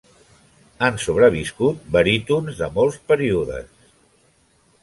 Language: Catalan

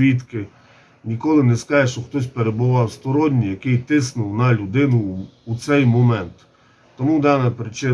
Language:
Ukrainian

